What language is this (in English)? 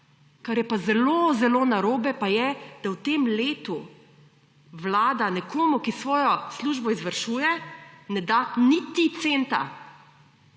Slovenian